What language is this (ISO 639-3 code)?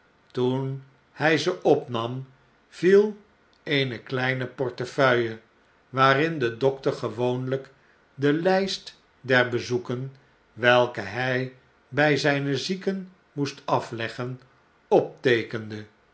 nld